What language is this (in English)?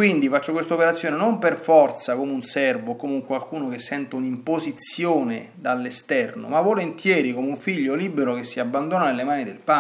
Italian